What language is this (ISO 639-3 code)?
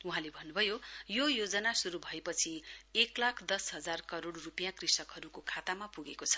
nep